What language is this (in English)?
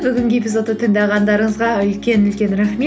Kazakh